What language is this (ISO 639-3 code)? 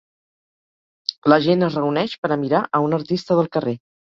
cat